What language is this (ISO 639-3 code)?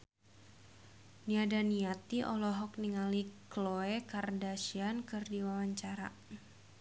sun